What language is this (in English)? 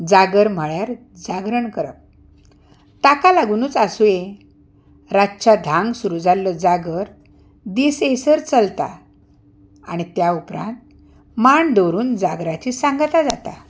Konkani